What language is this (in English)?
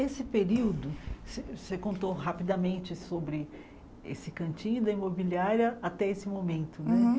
Portuguese